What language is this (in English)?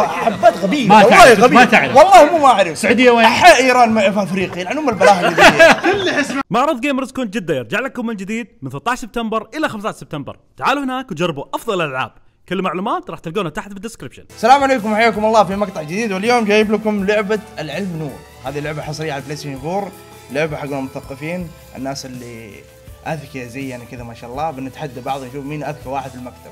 Arabic